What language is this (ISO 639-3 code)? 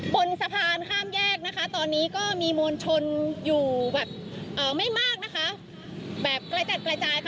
tha